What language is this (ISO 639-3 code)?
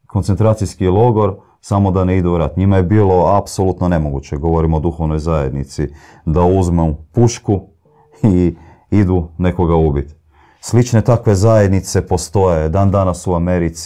hrv